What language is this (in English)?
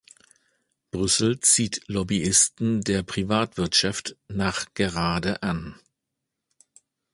German